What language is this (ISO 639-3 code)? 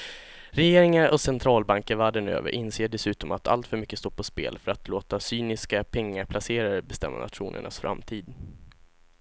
swe